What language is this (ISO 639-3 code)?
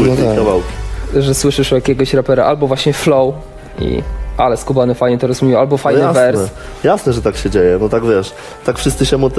pol